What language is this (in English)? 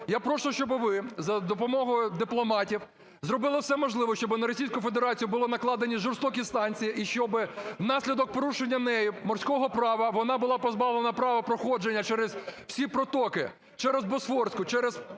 Ukrainian